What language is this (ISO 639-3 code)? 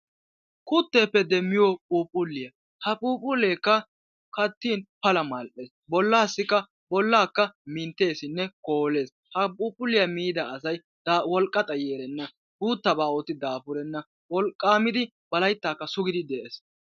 wal